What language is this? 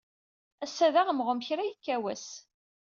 Kabyle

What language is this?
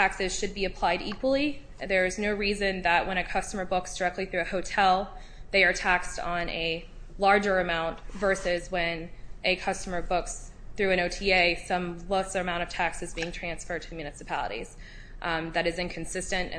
English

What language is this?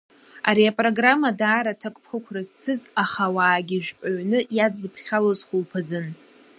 Abkhazian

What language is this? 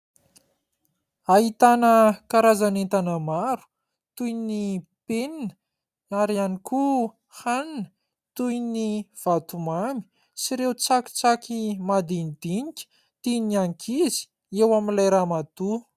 Malagasy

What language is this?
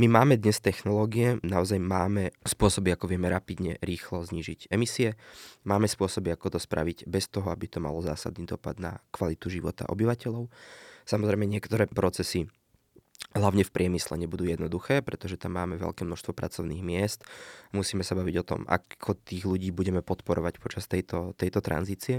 Slovak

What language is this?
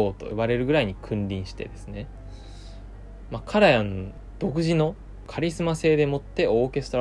Japanese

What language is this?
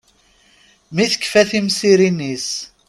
Kabyle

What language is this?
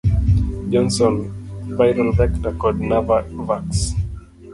Luo (Kenya and Tanzania)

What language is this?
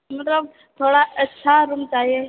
Maithili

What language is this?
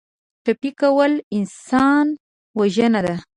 Pashto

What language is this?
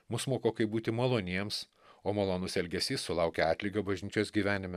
Lithuanian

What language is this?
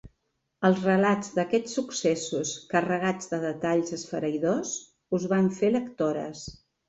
Catalan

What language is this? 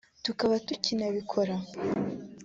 Kinyarwanda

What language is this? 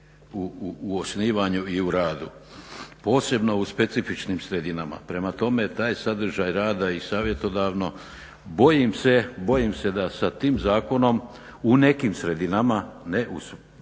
Croatian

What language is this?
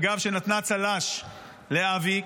Hebrew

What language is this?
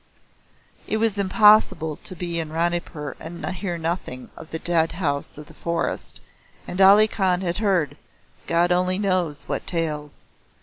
English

